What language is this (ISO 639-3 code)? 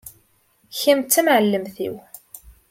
kab